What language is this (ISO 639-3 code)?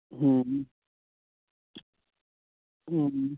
sat